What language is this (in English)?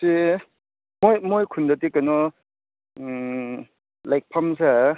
Manipuri